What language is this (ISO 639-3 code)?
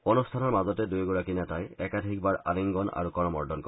asm